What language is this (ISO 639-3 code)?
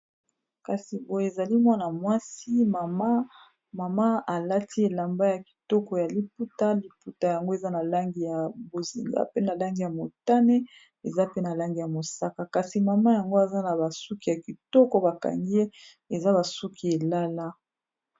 lin